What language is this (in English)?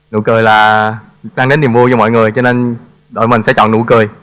Vietnamese